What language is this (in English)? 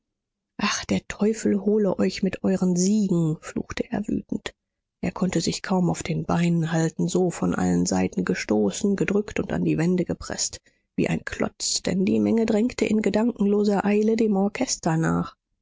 German